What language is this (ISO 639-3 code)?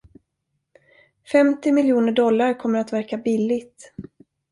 swe